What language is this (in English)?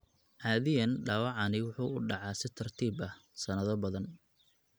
Somali